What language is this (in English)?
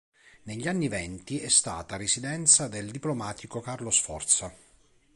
Italian